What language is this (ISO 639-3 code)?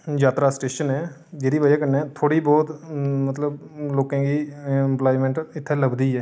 doi